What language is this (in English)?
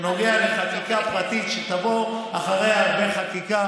Hebrew